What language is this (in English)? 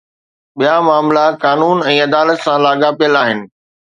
Sindhi